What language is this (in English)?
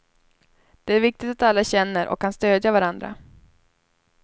Swedish